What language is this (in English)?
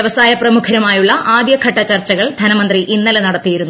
Malayalam